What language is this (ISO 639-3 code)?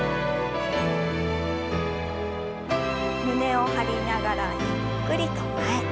jpn